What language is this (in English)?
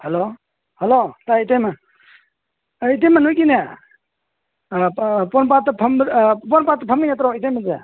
Manipuri